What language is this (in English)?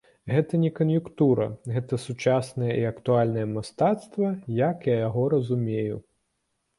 Belarusian